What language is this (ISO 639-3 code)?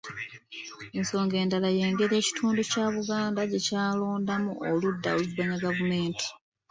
lug